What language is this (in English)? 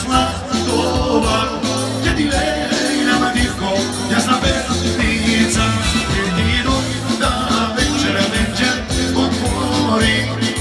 Romanian